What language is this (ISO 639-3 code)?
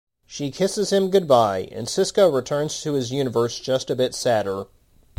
eng